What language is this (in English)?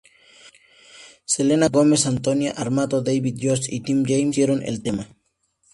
Spanish